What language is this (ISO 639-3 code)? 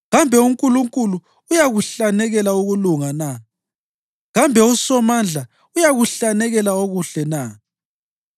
nde